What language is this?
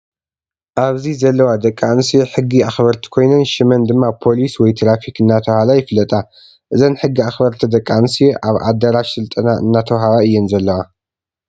Tigrinya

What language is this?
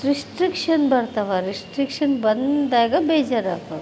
Kannada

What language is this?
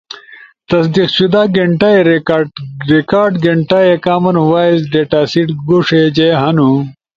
Ushojo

